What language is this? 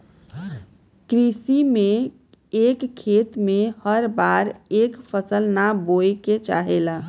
Bhojpuri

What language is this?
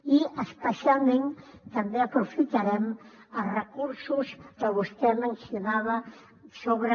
Catalan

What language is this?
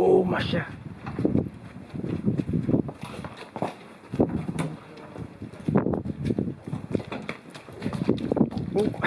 Dutch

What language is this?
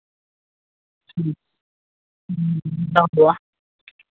Santali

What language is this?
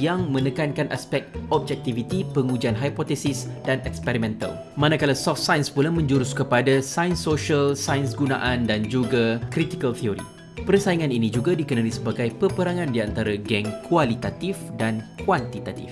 Malay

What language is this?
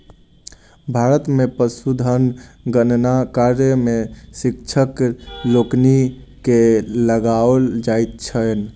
Maithili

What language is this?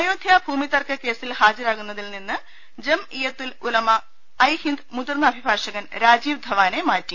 Malayalam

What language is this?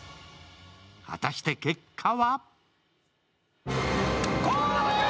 Japanese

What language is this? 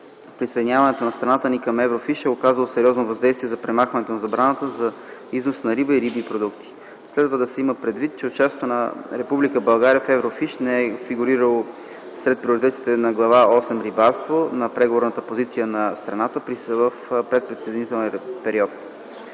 Bulgarian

